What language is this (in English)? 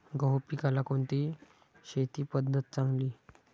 Marathi